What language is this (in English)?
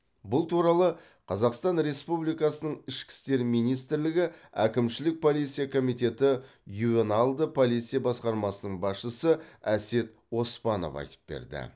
Kazakh